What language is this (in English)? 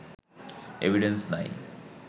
Bangla